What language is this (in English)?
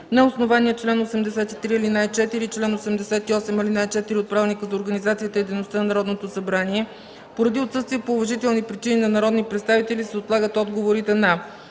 Bulgarian